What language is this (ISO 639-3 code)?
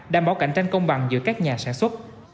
vie